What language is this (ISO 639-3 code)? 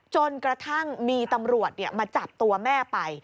tha